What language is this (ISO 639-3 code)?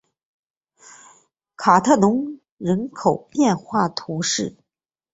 zho